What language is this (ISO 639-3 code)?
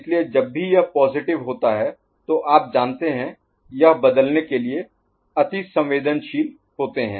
hin